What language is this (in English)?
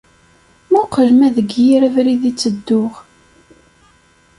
Kabyle